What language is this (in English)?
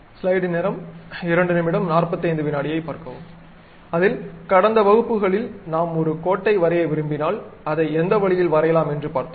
Tamil